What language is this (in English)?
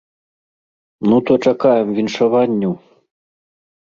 Belarusian